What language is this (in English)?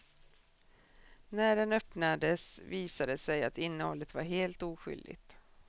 Swedish